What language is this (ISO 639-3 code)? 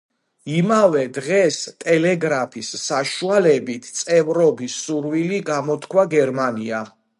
kat